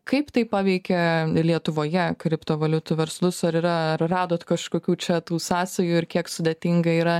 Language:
Lithuanian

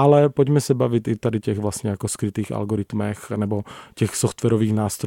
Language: Czech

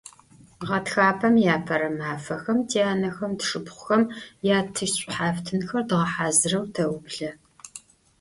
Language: Adyghe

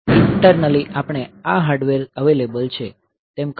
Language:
Gujarati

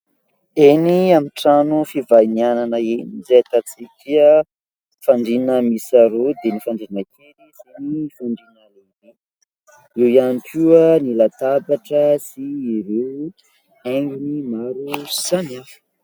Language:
Malagasy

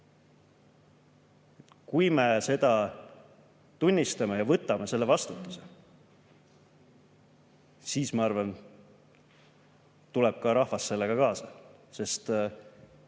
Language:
Estonian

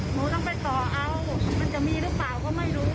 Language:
Thai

